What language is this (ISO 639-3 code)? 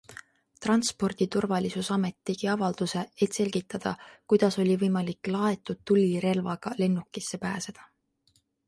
est